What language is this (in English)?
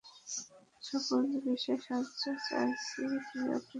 Bangla